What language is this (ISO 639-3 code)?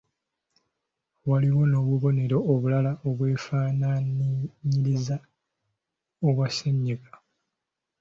lug